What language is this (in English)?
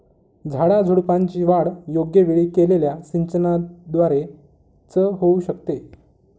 Marathi